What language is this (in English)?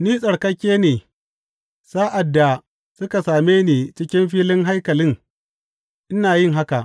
Hausa